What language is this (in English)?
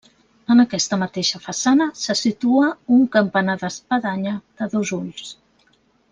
Catalan